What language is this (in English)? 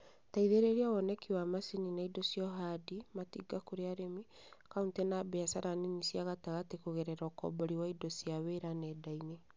Kikuyu